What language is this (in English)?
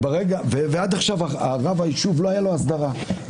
Hebrew